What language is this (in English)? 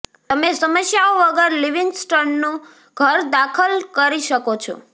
Gujarati